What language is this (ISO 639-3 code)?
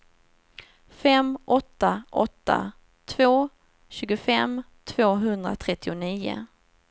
swe